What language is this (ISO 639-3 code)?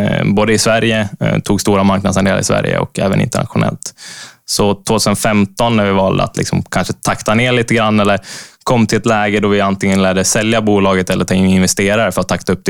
swe